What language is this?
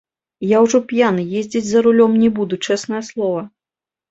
Belarusian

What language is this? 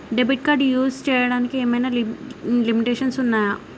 Telugu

